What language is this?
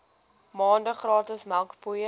Afrikaans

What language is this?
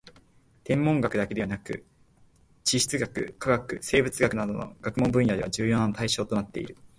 Japanese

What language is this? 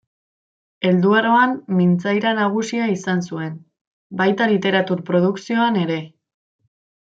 Basque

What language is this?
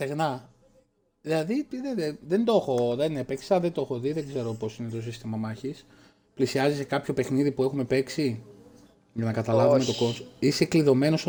Greek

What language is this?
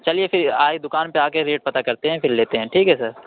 Urdu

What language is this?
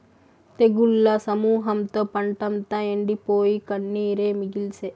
Telugu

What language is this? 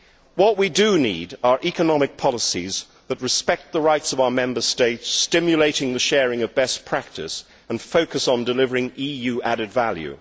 English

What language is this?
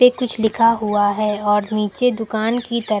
Hindi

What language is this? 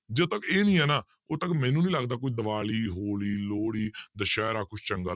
Punjabi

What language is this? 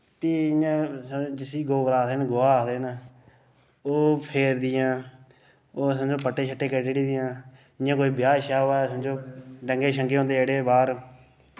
Dogri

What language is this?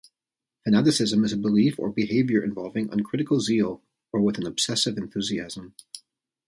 English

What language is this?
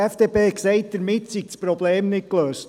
Swiss German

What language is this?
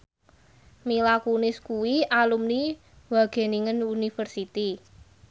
Javanese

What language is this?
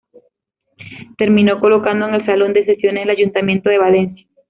Spanish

